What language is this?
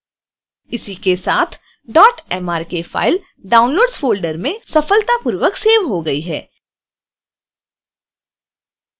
Hindi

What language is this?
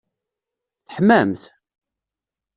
Kabyle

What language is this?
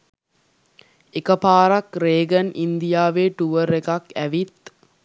Sinhala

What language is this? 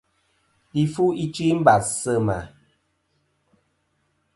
Kom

